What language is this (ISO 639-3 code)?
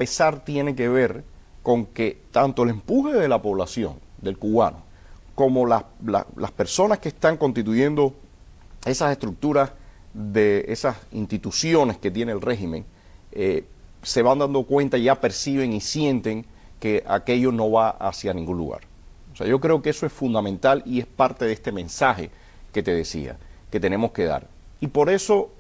spa